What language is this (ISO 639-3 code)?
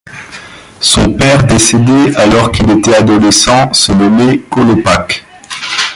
fra